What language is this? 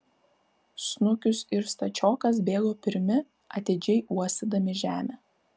Lithuanian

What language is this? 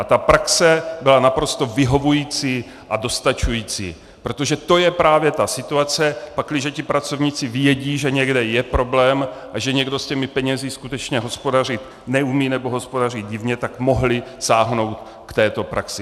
Czech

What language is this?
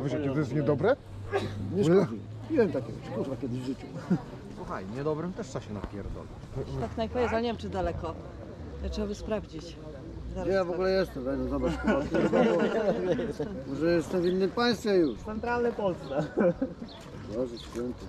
Polish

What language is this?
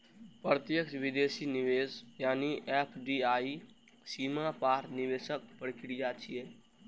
Maithili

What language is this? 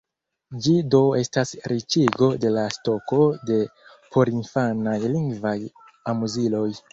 Esperanto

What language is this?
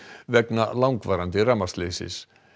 Icelandic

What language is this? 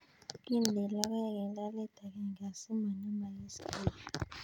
Kalenjin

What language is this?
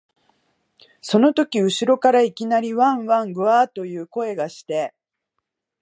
Japanese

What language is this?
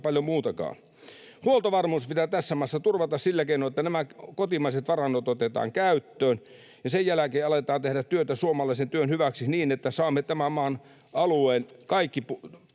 Finnish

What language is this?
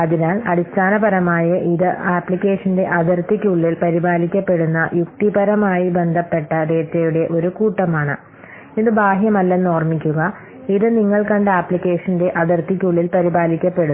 Malayalam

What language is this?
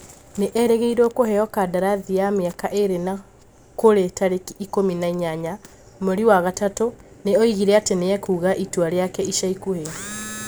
Kikuyu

